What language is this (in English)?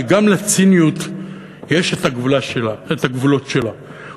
Hebrew